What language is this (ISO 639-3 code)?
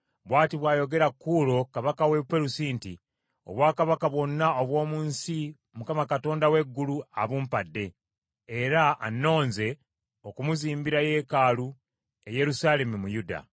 lug